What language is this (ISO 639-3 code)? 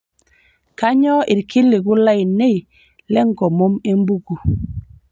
mas